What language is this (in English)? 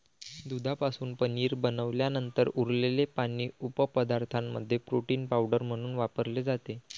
Marathi